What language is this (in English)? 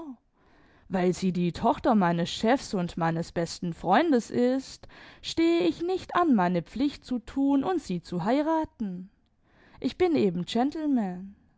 German